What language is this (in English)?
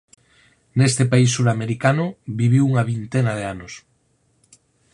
Galician